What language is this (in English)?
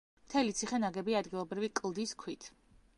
Georgian